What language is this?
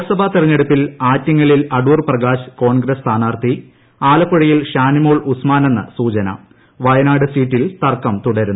Malayalam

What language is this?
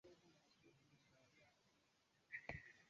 Swahili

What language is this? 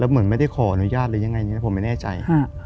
Thai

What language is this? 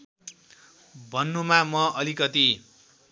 Nepali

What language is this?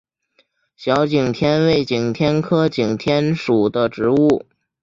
Chinese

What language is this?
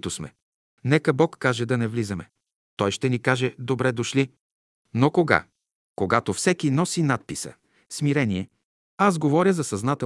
Bulgarian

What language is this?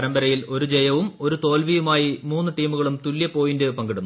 Malayalam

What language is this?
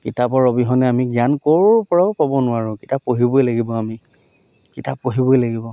Assamese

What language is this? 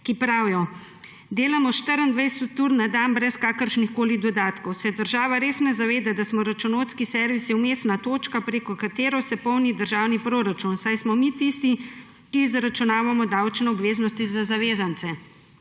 Slovenian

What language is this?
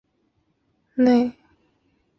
Chinese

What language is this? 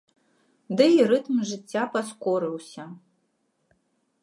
Belarusian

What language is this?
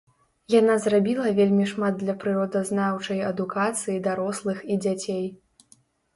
Belarusian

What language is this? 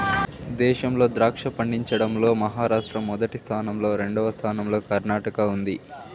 Telugu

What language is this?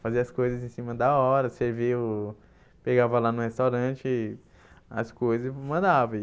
Portuguese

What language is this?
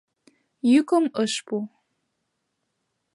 Mari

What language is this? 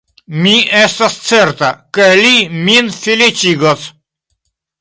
Esperanto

